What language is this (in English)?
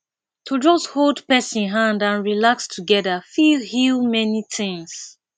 Nigerian Pidgin